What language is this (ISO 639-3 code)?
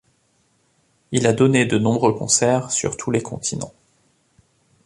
fra